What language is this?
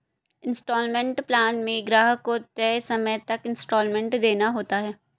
Hindi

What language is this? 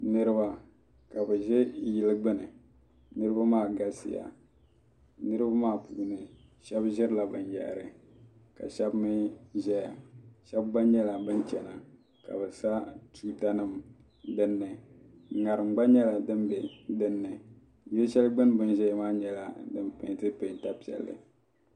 Dagbani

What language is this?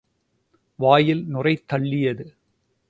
Tamil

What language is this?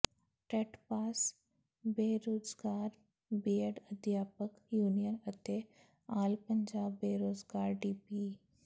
Punjabi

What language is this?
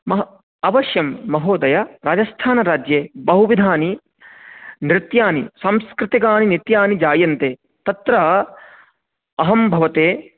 Sanskrit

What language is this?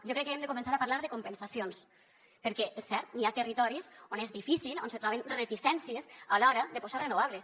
Catalan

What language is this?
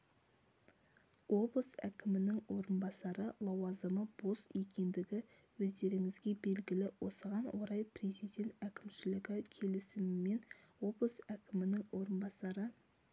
Kazakh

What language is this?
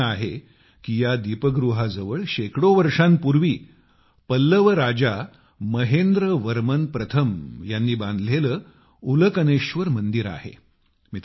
Marathi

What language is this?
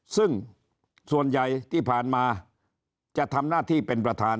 Thai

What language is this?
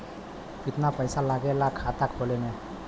Bhojpuri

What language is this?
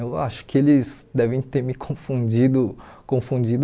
Portuguese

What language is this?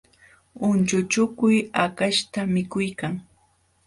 Jauja Wanca Quechua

